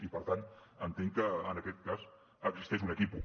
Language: Catalan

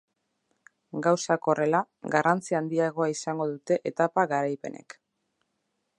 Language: Basque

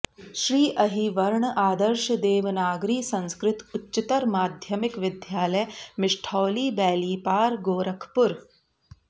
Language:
Sanskrit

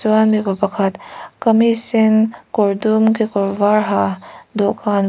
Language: Mizo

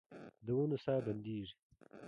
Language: Pashto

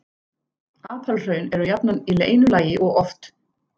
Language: Icelandic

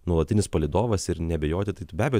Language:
Lithuanian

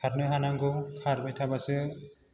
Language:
Bodo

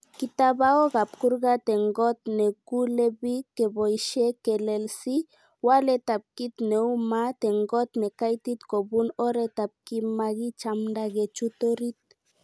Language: Kalenjin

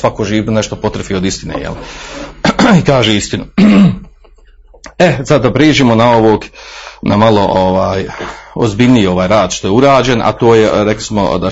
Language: Croatian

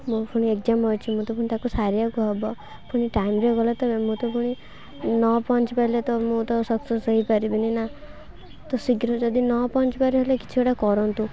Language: Odia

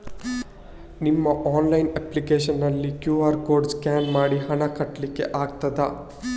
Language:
Kannada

